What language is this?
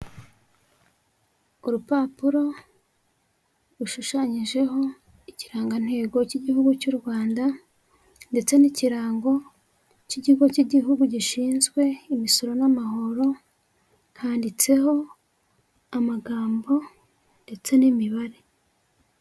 Kinyarwanda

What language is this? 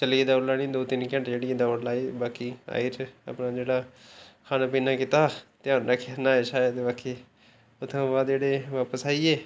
Dogri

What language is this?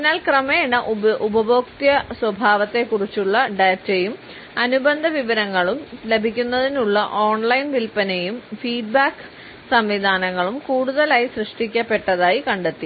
Malayalam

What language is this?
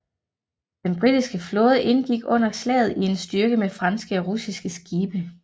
Danish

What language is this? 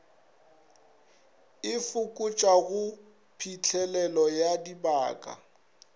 Northern Sotho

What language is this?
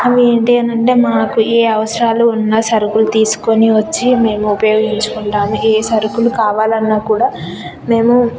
Telugu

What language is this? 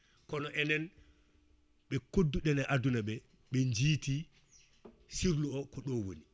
Fula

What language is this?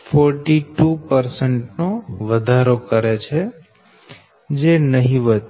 Gujarati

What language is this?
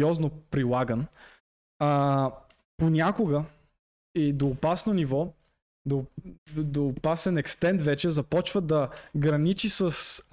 Bulgarian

